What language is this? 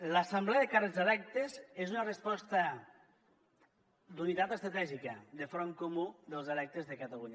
Catalan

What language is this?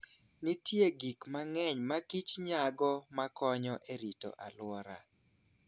Luo (Kenya and Tanzania)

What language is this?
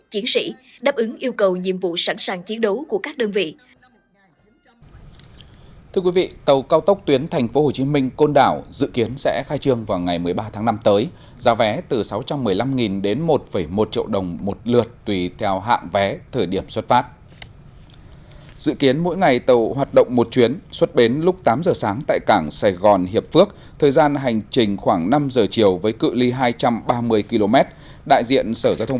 Vietnamese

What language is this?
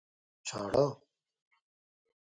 Pashto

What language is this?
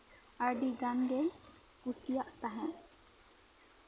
Santali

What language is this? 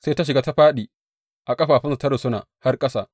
Hausa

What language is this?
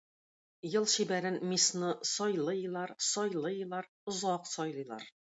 Tatar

